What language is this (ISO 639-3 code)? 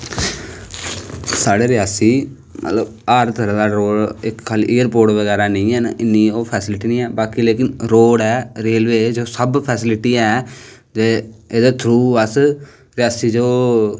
doi